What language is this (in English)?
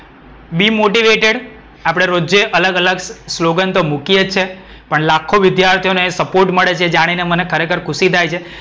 Gujarati